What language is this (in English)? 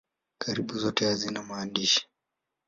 Swahili